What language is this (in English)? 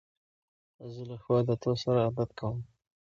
Pashto